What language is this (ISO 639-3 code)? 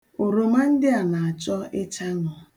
ibo